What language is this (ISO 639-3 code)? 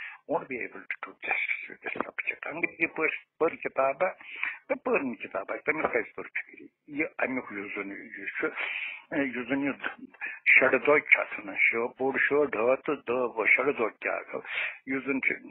ron